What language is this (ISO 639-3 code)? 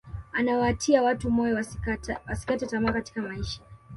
swa